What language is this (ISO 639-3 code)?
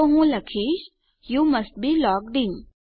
guj